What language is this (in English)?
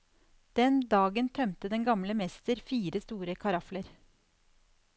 Norwegian